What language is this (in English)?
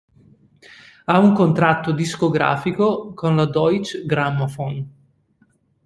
Italian